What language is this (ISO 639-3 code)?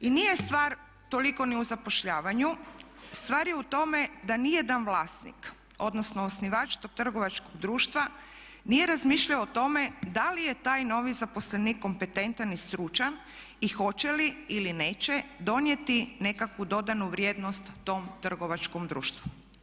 hrv